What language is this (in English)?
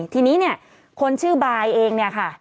Thai